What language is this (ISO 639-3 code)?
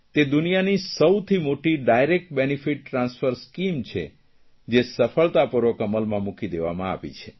guj